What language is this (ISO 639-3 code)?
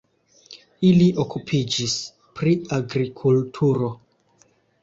epo